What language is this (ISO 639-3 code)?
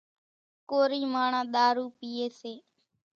gjk